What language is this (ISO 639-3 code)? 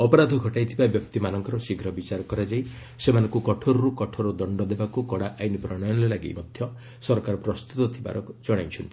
ori